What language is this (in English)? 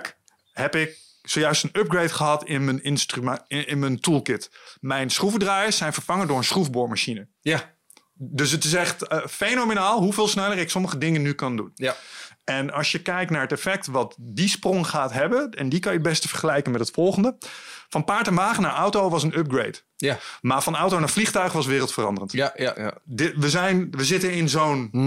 Dutch